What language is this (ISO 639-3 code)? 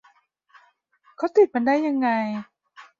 tha